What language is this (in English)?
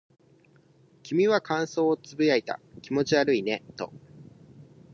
Japanese